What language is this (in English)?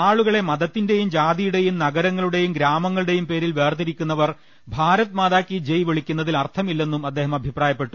Malayalam